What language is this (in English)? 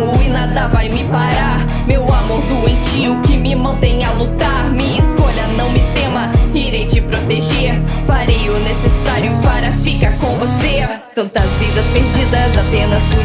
Portuguese